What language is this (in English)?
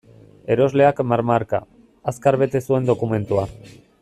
Basque